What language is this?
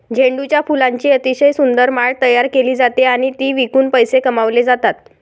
Marathi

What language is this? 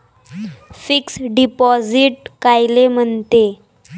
Marathi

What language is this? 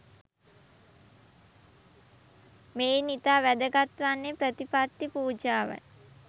Sinhala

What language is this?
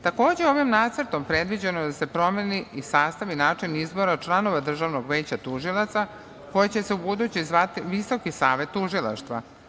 Serbian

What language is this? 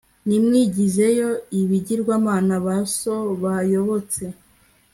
Kinyarwanda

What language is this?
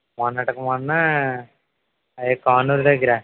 Telugu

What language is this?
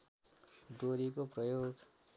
Nepali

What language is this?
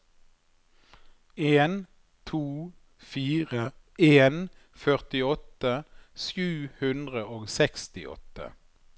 Norwegian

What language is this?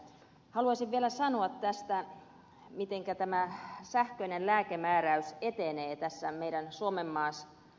Finnish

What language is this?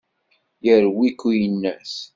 Kabyle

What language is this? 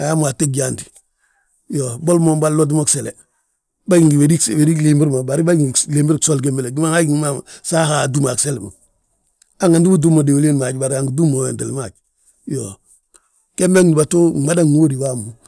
Balanta-Ganja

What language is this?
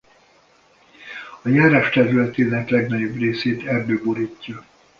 Hungarian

